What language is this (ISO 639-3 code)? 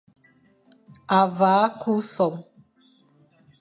fan